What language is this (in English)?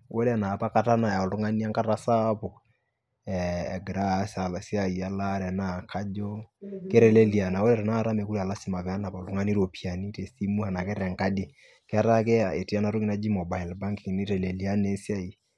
Masai